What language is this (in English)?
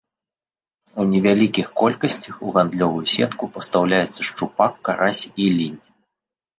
Belarusian